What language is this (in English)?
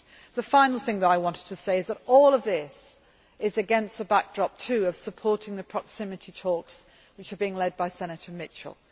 English